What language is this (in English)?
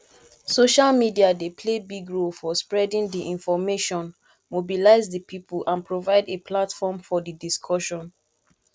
Nigerian Pidgin